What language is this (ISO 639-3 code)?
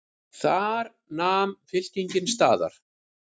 isl